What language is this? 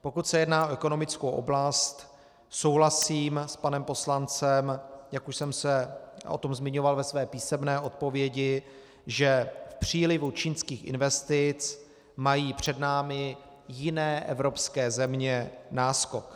Czech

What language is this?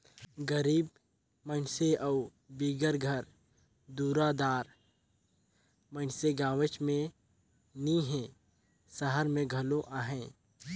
Chhattisgarhi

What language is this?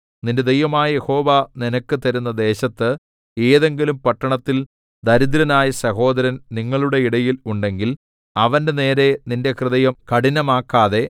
Malayalam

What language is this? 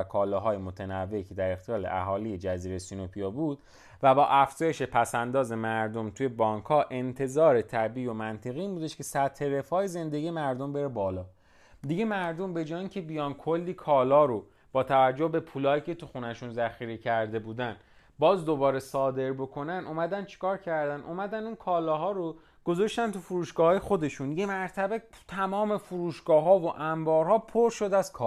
Persian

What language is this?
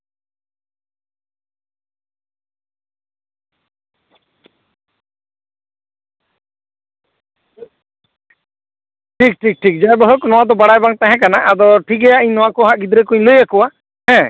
Santali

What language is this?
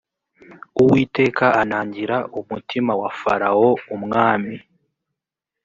Kinyarwanda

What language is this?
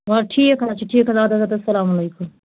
Kashmiri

